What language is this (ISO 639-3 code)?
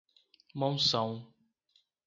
por